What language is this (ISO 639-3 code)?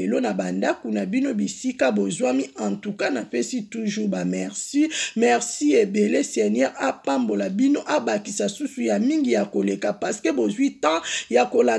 fra